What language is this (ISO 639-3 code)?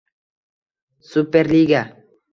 uzb